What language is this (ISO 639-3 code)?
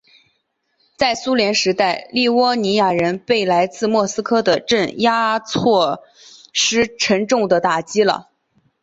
zho